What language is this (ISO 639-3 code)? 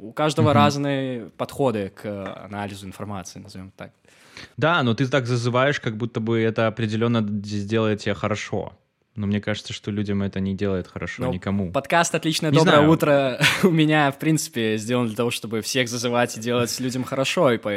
rus